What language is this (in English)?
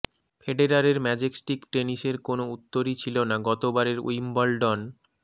Bangla